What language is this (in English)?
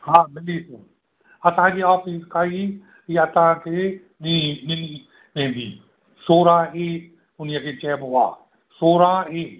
Sindhi